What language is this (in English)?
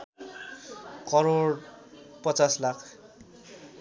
Nepali